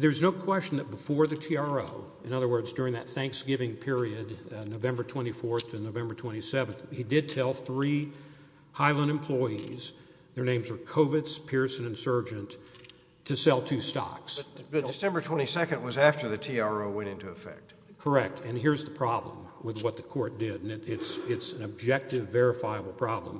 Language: English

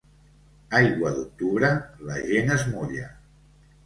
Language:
Catalan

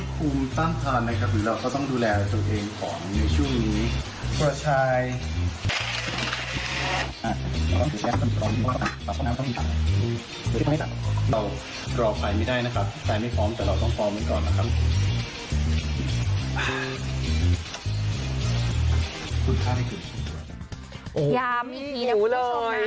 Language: Thai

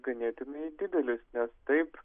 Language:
Lithuanian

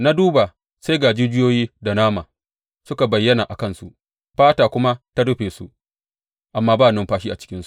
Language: Hausa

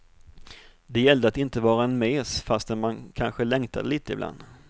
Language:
Swedish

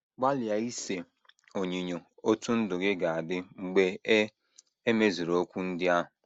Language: Igbo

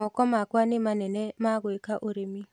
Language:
Kikuyu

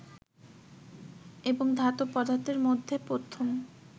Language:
Bangla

